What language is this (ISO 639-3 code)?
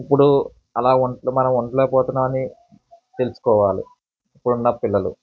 tel